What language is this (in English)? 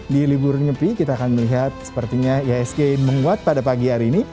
Indonesian